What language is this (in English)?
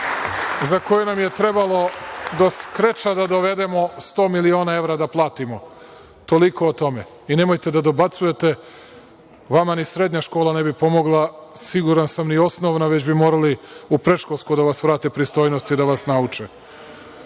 Serbian